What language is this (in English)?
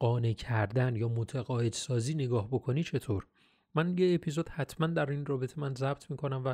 Persian